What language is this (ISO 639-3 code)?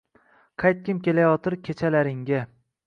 uzb